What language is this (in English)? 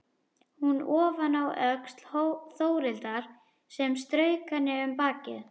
Icelandic